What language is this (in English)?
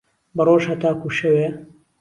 Central Kurdish